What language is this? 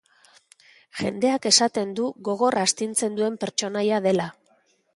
Basque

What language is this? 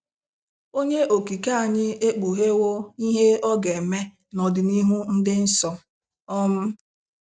Igbo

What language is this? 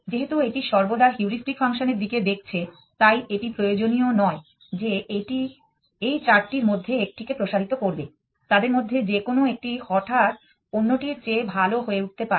Bangla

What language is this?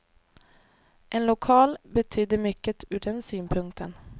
Swedish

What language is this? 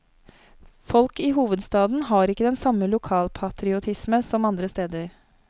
Norwegian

